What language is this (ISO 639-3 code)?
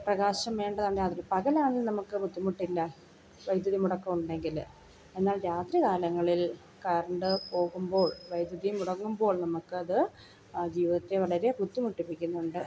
mal